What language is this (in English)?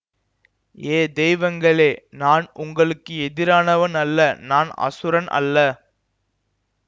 Tamil